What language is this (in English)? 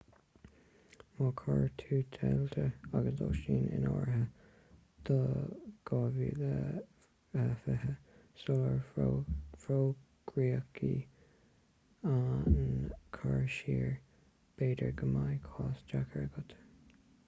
Irish